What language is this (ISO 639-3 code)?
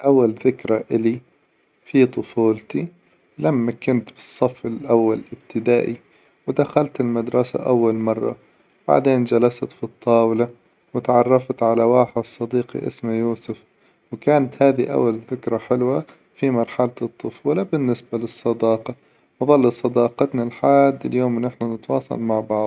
acw